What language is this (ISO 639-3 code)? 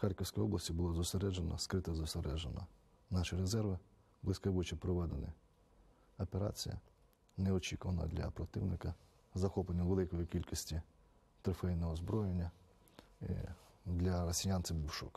ukr